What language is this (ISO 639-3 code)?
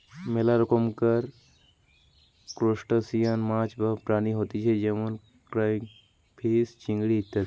ben